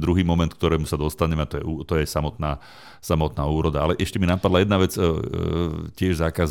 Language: Slovak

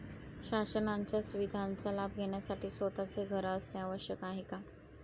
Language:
Marathi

